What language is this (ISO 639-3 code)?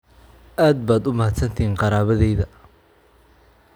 som